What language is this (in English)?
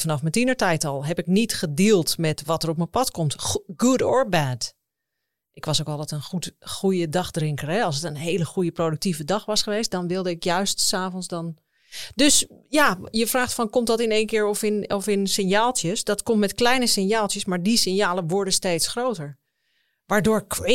Dutch